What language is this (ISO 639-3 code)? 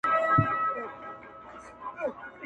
pus